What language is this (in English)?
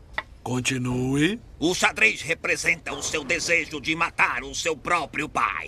Portuguese